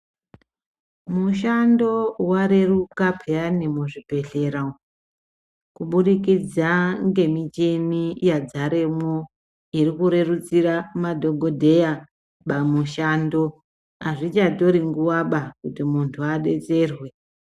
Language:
Ndau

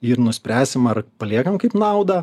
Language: Lithuanian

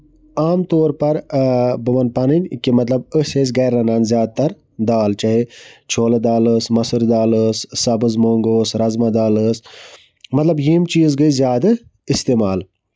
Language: Kashmiri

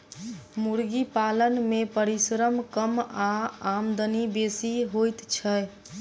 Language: Maithili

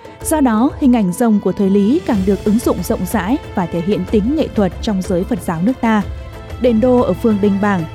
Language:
Vietnamese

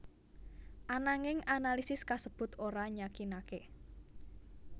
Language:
Javanese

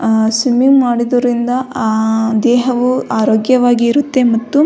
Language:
Kannada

